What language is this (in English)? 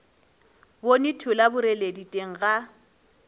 Northern Sotho